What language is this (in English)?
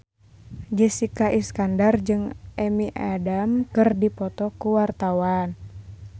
Sundanese